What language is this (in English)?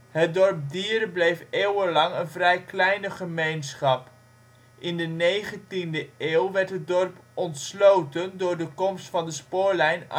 Dutch